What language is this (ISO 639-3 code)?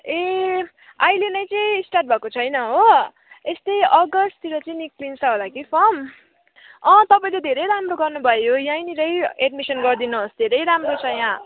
nep